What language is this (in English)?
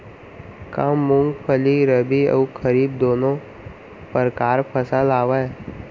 Chhattisgarhi